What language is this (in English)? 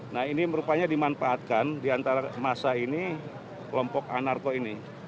Indonesian